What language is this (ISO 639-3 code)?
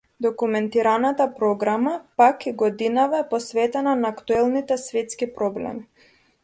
mkd